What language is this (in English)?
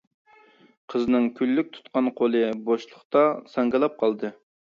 Uyghur